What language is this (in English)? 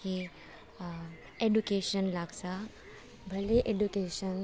Nepali